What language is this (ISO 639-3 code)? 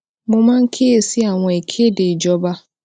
yor